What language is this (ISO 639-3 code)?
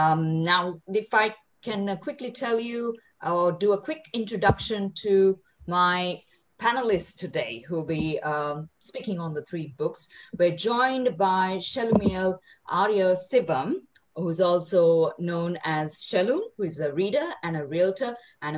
eng